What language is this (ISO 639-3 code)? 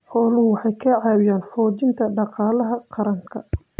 som